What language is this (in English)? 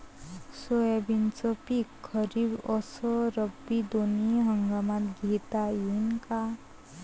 Marathi